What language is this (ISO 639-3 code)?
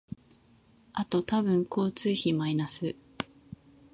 jpn